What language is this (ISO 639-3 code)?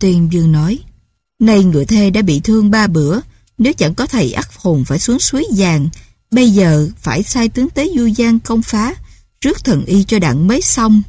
vie